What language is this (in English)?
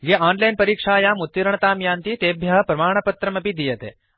Sanskrit